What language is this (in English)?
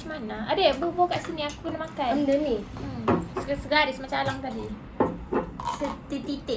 Malay